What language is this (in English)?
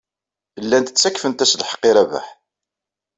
Kabyle